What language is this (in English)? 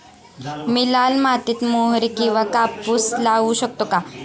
Marathi